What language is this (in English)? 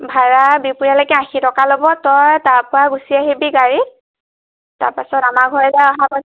Assamese